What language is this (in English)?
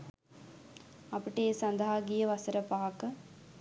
Sinhala